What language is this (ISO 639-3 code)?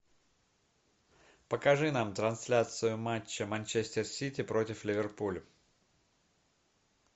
rus